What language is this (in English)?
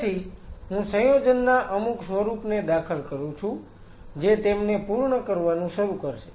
Gujarati